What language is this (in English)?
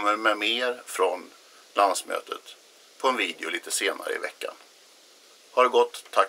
Swedish